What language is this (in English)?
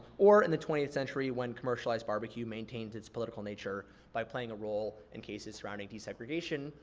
English